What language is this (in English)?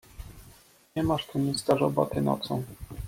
Polish